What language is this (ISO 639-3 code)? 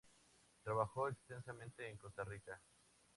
spa